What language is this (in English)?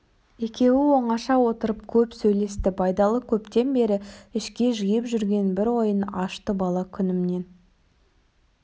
Kazakh